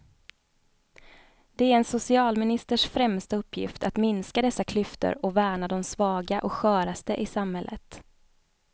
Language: Swedish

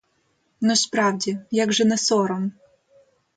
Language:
Ukrainian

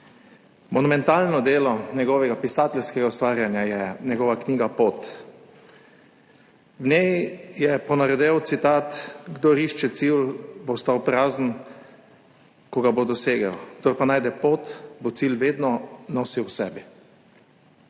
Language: Slovenian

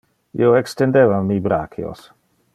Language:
Interlingua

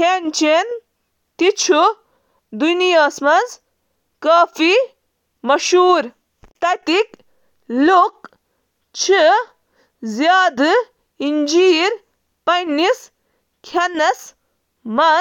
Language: Kashmiri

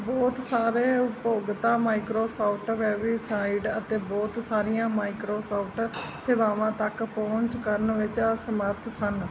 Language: Punjabi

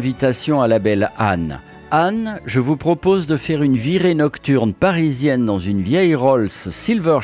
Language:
French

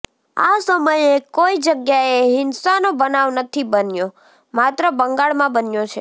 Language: Gujarati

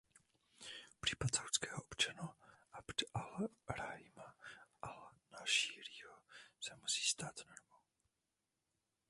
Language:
Czech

